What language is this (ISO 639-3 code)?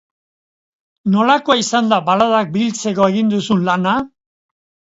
eus